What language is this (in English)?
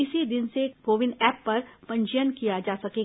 Hindi